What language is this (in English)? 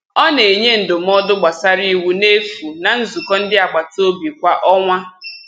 Igbo